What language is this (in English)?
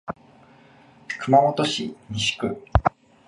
Japanese